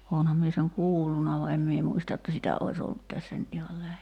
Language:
Finnish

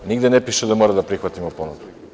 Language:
Serbian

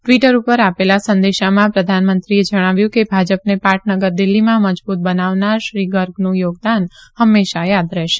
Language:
Gujarati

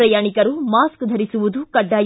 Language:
Kannada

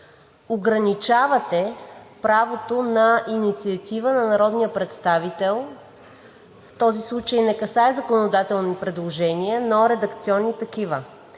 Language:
Bulgarian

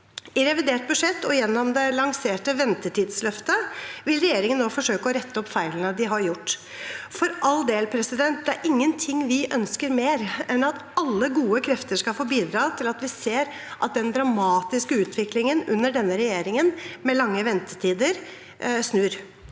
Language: Norwegian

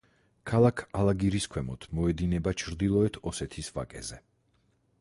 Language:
Georgian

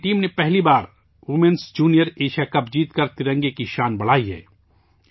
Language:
Urdu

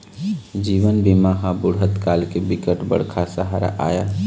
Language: Chhattisgarhi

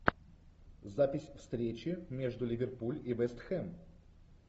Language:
Russian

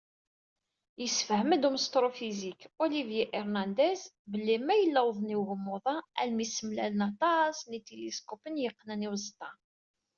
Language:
Kabyle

